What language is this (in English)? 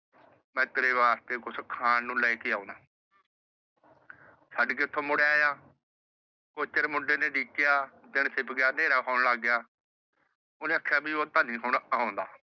Punjabi